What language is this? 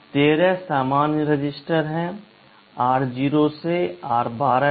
Hindi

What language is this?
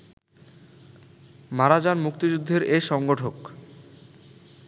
Bangla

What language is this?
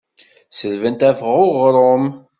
Kabyle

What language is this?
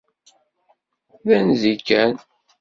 Kabyle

